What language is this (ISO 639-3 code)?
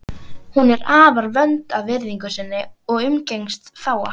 isl